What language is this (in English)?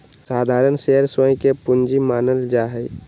Magahi